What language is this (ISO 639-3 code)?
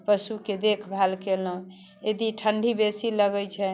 mai